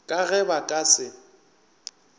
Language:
Northern Sotho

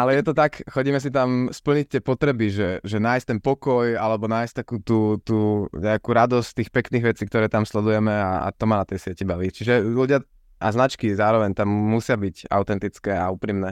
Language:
Slovak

